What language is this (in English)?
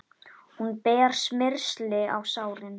Icelandic